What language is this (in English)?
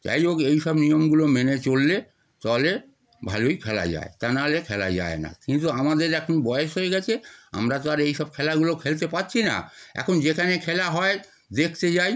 Bangla